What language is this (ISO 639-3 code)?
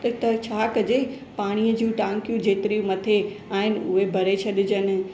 snd